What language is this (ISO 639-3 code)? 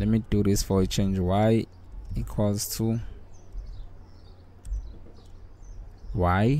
eng